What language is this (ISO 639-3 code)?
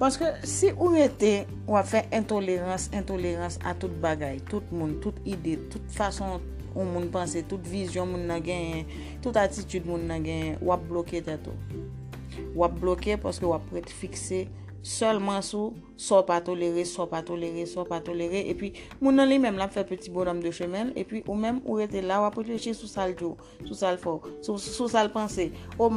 fil